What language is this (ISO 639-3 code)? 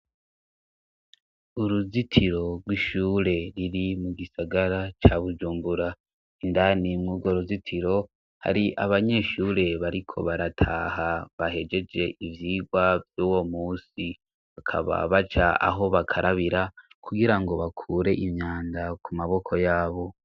run